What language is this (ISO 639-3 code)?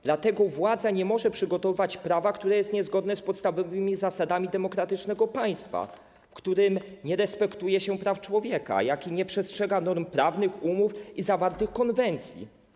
pol